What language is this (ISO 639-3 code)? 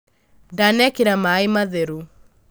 kik